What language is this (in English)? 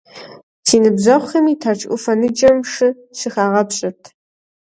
Kabardian